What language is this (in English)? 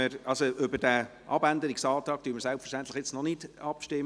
Swiss German